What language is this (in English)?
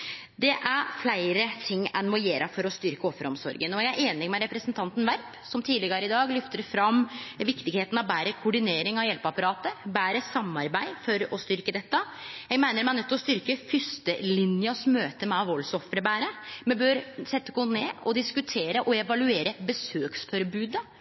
Norwegian Nynorsk